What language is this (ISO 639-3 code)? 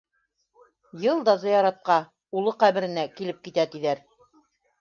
bak